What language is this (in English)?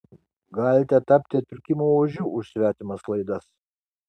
Lithuanian